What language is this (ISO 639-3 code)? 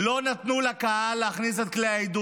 heb